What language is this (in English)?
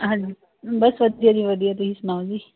Punjabi